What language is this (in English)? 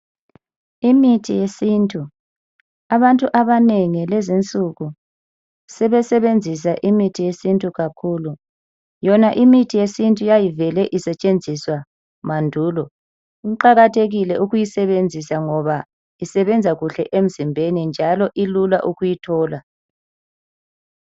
North Ndebele